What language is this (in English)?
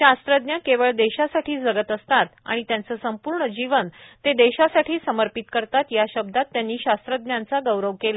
Marathi